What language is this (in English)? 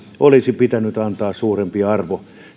Finnish